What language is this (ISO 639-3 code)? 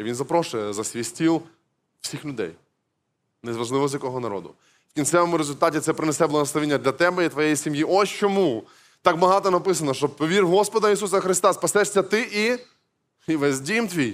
ukr